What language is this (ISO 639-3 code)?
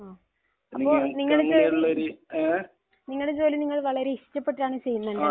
mal